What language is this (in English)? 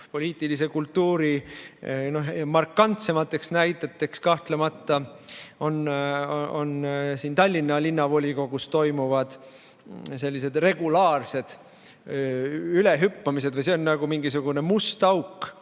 Estonian